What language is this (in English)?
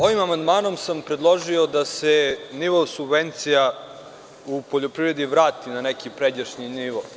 Serbian